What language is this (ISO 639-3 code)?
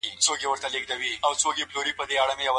pus